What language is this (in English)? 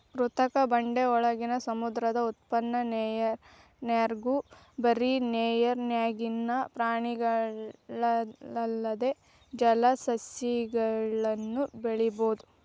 Kannada